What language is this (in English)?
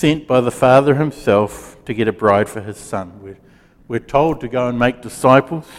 English